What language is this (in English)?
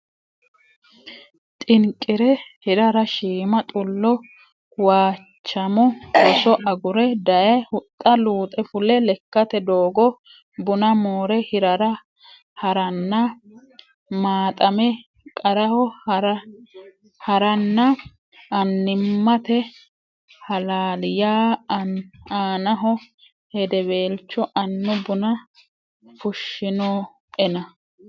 Sidamo